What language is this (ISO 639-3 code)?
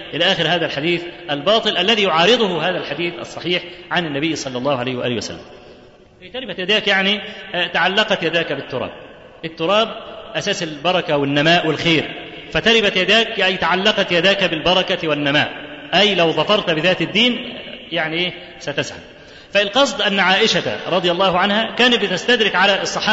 ara